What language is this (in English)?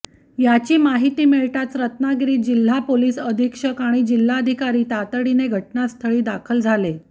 Marathi